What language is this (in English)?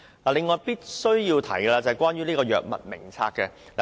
Cantonese